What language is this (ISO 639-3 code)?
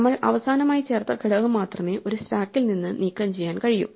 mal